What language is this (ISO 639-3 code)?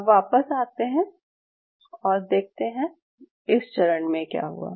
hin